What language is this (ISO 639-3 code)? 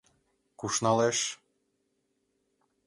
chm